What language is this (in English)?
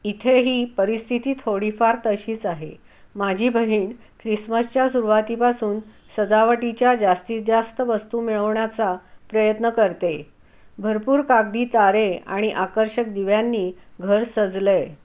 Marathi